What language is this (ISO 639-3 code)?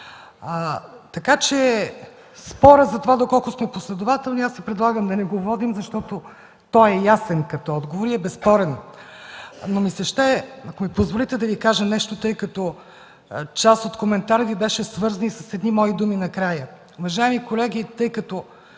bul